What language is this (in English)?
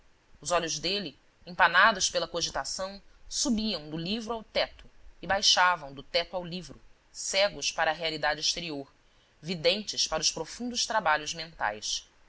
Portuguese